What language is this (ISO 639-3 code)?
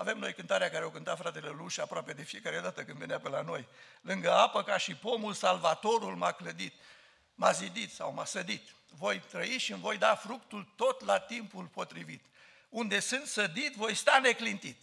ron